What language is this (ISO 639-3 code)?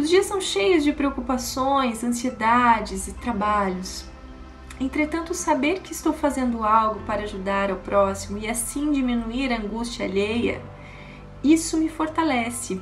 por